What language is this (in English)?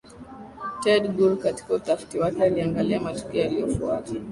Swahili